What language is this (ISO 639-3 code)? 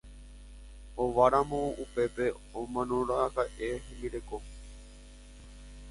grn